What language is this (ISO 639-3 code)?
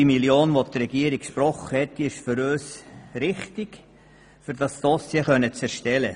gsw